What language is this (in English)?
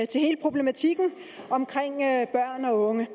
Danish